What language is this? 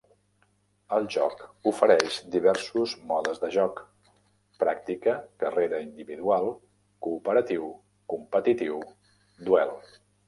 Catalan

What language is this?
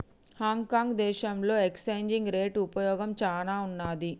Telugu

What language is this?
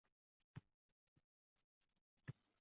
Uzbek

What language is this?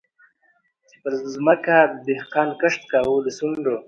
Pashto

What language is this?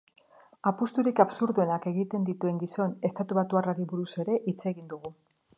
Basque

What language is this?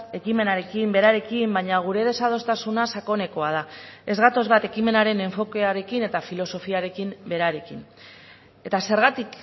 Basque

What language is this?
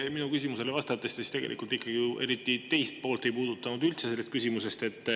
Estonian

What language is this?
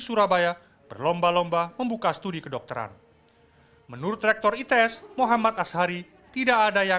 Indonesian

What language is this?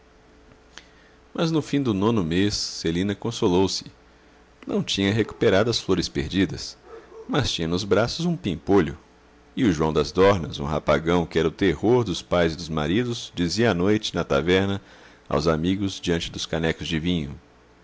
Portuguese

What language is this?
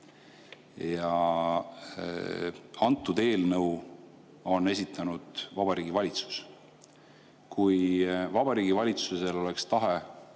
Estonian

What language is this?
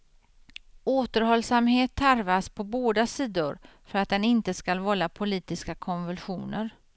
Swedish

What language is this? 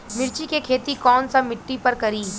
Bhojpuri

